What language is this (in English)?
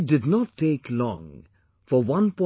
English